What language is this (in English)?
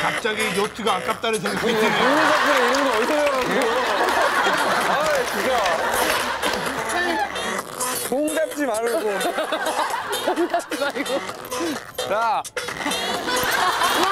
Korean